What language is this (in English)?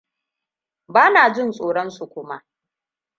Hausa